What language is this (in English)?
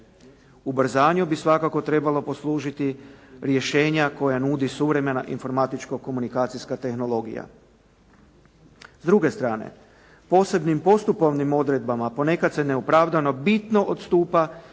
Croatian